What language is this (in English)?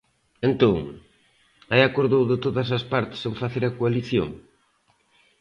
Galician